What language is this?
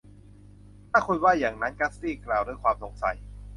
Thai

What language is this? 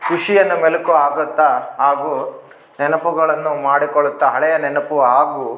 Kannada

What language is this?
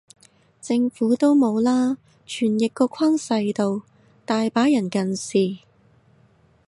Cantonese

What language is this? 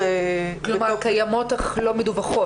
Hebrew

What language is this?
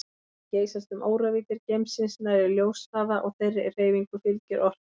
Icelandic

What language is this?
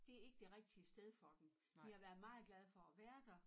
Danish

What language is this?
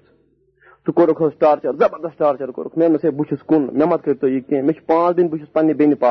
Urdu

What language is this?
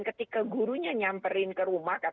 Indonesian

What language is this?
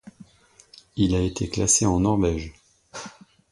French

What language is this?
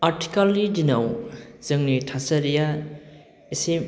Bodo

